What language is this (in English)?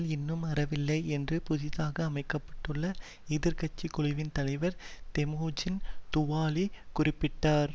Tamil